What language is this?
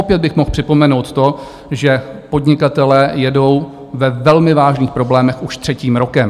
Czech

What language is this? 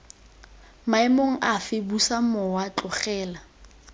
Tswana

